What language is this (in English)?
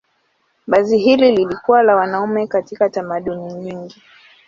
Swahili